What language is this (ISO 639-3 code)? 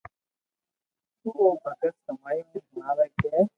lrk